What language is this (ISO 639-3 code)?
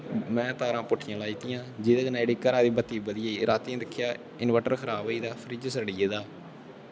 doi